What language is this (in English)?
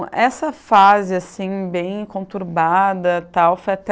Portuguese